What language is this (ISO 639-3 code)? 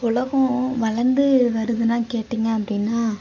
tam